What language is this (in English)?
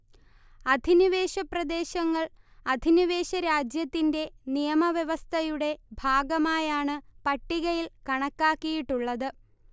Malayalam